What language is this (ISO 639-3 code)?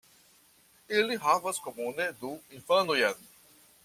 epo